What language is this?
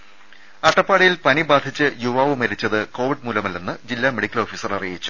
Malayalam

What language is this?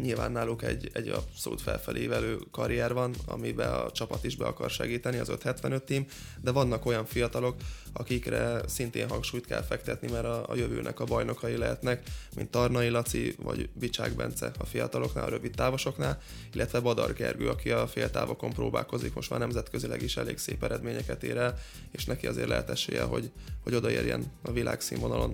Hungarian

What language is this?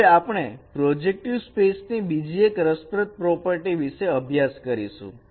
Gujarati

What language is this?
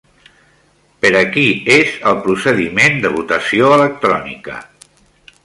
Catalan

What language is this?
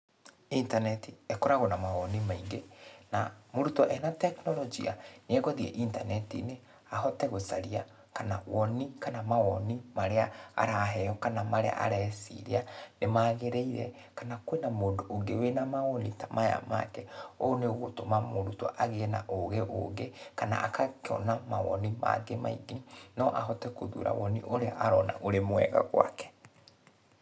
Kikuyu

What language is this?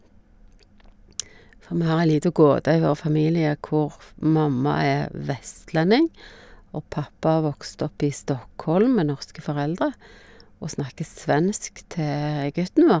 Norwegian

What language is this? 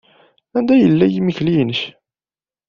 Kabyle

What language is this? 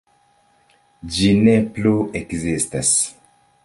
Esperanto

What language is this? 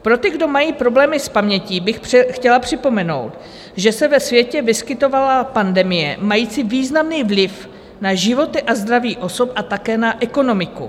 Czech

